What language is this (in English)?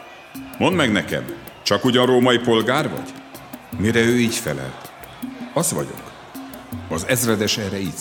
Hungarian